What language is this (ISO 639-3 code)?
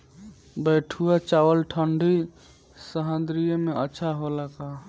bho